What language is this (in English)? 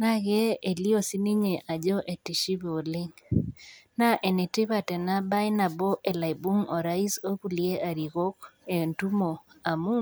Masai